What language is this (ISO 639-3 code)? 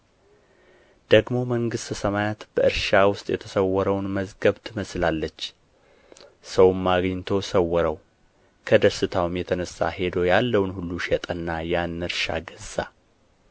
amh